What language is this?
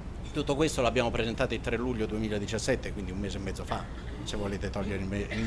Italian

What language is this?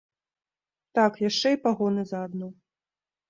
Belarusian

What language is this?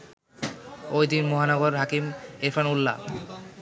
Bangla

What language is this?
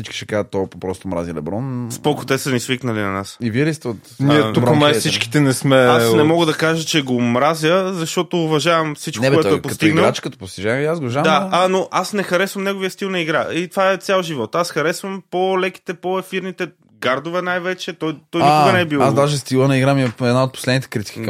Bulgarian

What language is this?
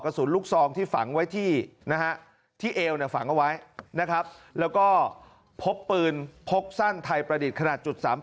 Thai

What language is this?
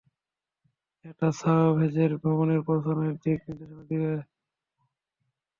Bangla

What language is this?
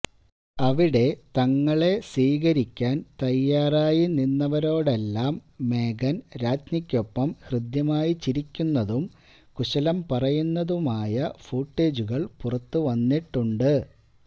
Malayalam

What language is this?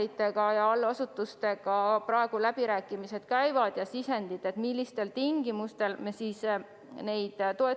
Estonian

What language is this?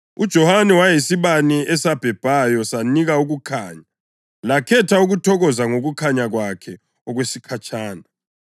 North Ndebele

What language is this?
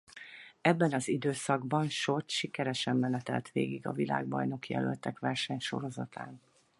Hungarian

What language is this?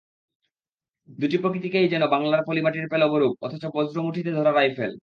Bangla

